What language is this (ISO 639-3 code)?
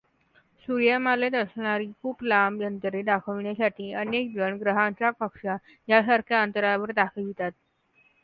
mar